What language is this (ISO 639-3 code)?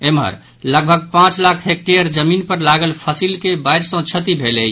mai